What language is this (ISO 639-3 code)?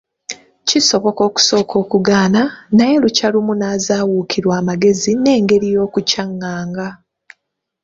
lug